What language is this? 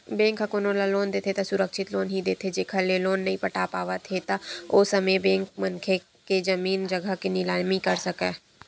Chhattisgarhi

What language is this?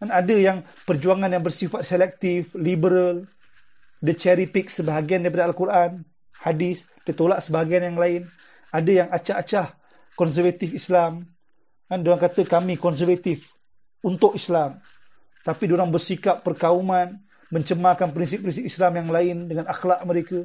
Malay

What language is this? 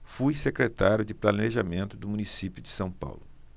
Portuguese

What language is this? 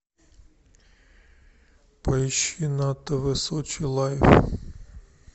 Russian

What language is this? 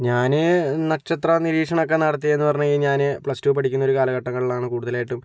Malayalam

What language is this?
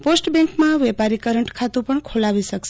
Gujarati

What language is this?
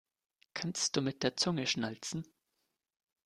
German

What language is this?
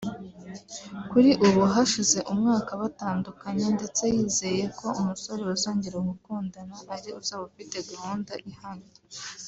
Kinyarwanda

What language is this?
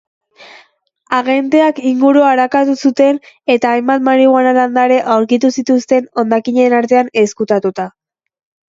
Basque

